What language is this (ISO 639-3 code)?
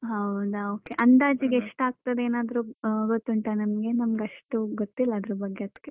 kan